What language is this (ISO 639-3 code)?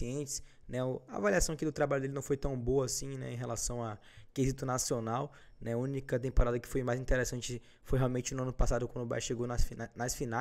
por